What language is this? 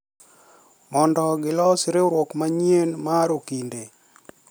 Luo (Kenya and Tanzania)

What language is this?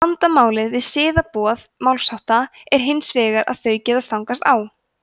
Icelandic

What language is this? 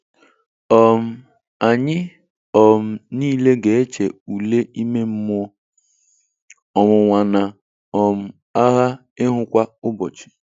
Igbo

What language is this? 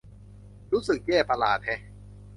Thai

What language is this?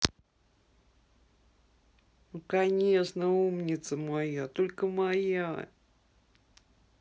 Russian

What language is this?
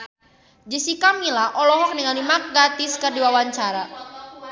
Sundanese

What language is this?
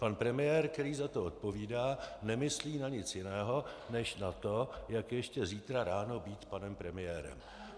Czech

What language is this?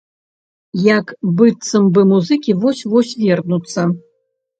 Belarusian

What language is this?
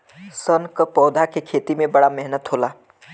Bhojpuri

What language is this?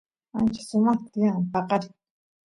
Santiago del Estero Quichua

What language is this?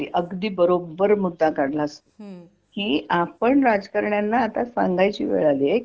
Marathi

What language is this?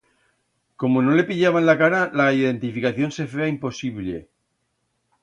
Aragonese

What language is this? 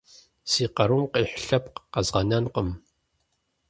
Kabardian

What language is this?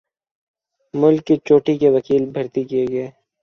Urdu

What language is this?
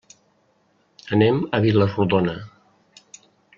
Catalan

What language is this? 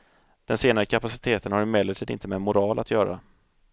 Swedish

